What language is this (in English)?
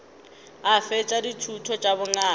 Northern Sotho